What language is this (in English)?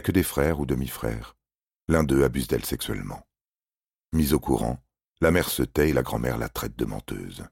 French